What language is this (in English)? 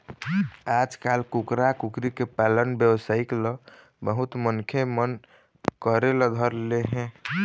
Chhattisgarhi